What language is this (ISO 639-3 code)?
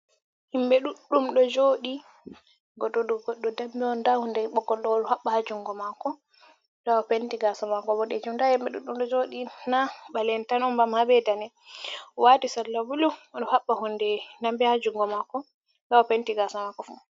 ful